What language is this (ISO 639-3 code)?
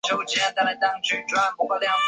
zho